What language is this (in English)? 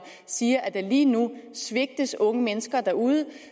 Danish